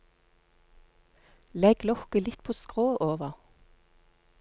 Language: Norwegian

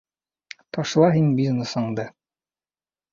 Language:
Bashkir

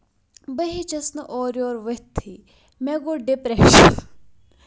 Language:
Kashmiri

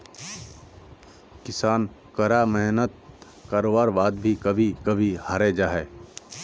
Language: Magahi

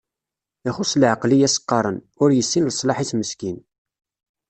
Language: Kabyle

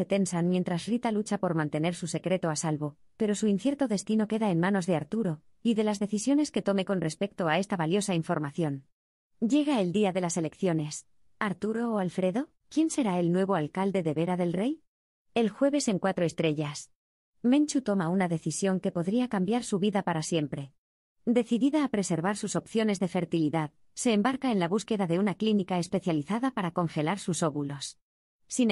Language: Spanish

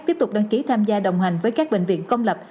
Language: Vietnamese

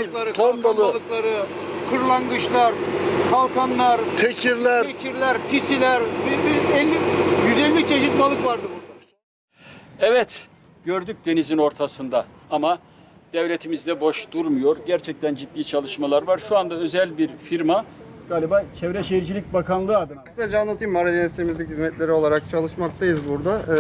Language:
Turkish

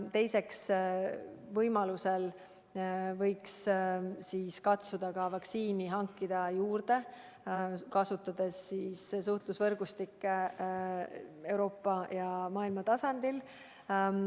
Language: Estonian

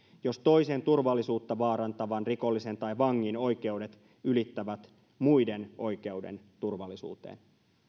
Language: Finnish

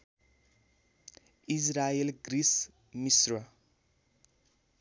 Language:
Nepali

